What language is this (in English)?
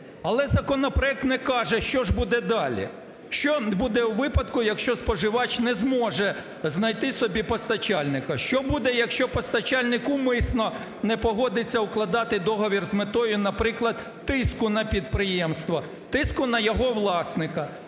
Ukrainian